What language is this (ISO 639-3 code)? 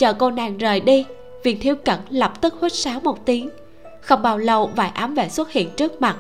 vie